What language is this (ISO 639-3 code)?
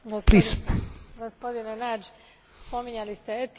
hrv